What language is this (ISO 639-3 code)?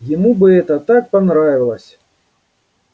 rus